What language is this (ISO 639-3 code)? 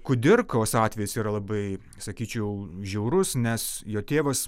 lit